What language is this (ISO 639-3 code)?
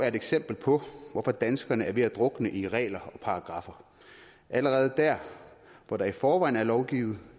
dan